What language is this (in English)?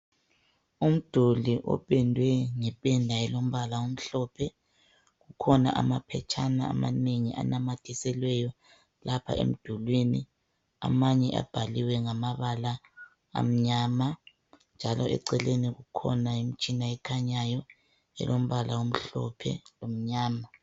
North Ndebele